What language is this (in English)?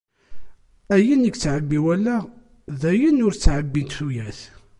Kabyle